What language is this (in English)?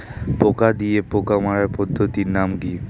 Bangla